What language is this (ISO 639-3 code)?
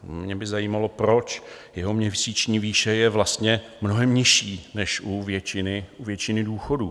ces